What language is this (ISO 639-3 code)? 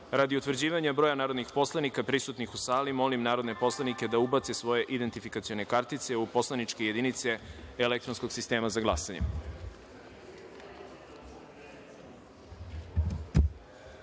srp